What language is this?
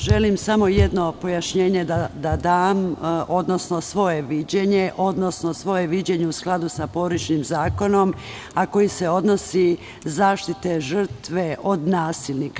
Serbian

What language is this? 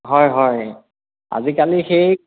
Assamese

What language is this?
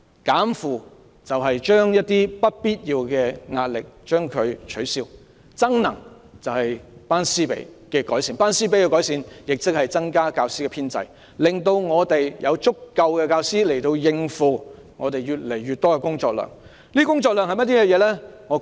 Cantonese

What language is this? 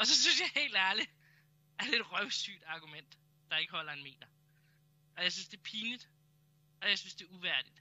Danish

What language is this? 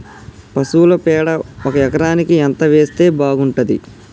Telugu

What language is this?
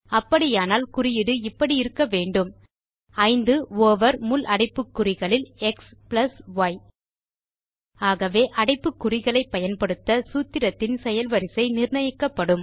Tamil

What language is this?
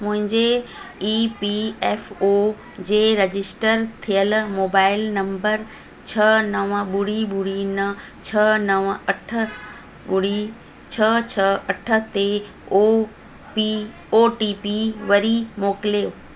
Sindhi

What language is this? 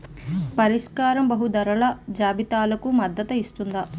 Telugu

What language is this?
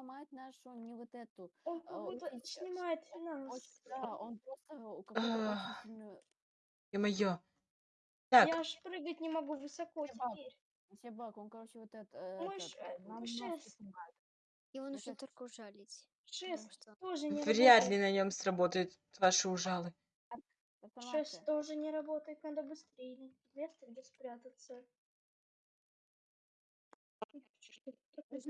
Russian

